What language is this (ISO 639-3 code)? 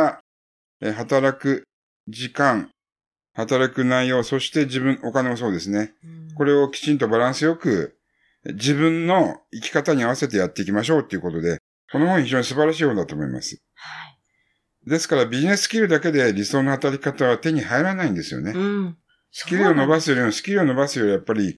jpn